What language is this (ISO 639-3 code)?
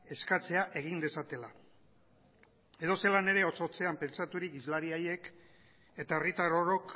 eus